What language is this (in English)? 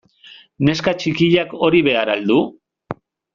Basque